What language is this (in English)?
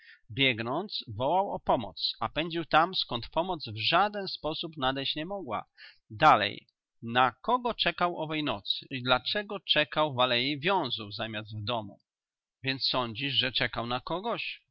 Polish